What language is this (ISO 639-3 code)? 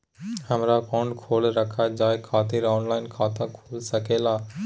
mag